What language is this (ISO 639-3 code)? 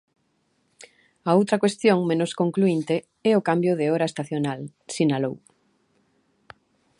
glg